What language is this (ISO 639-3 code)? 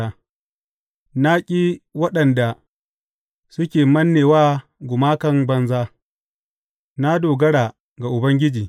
hau